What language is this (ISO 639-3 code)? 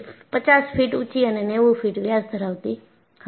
guj